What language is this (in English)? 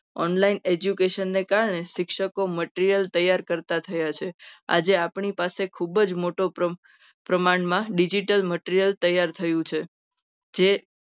Gujarati